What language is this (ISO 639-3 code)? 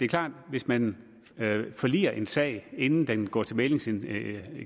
dan